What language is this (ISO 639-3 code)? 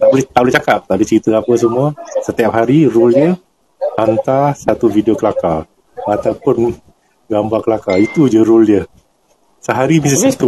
msa